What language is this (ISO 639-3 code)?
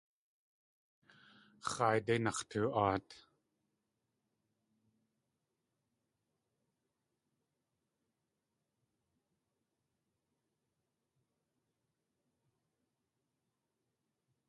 tli